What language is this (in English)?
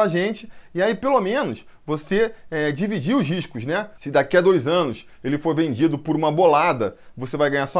Portuguese